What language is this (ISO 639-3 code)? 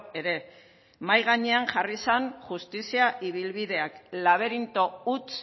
eus